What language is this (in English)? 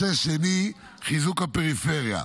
Hebrew